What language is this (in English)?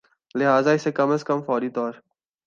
Urdu